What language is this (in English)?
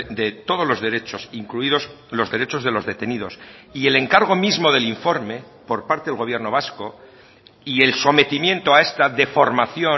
Spanish